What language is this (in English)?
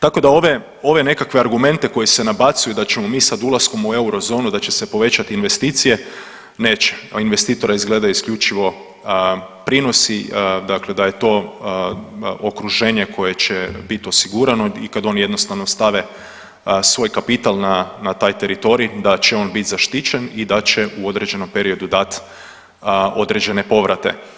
Croatian